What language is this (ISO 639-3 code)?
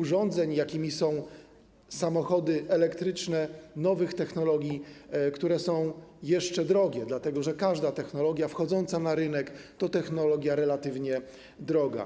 pol